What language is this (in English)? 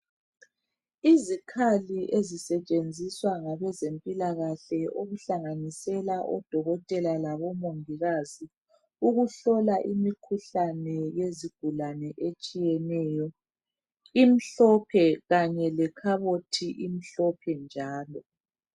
North Ndebele